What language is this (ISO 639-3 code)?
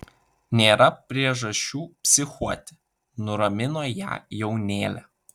lit